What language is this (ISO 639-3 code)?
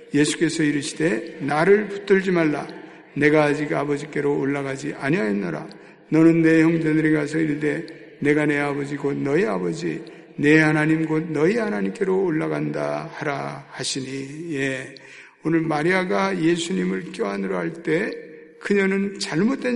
kor